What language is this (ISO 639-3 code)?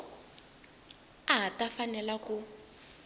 tso